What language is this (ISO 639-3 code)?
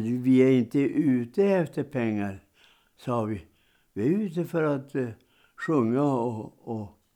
swe